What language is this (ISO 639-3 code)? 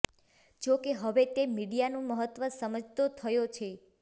guj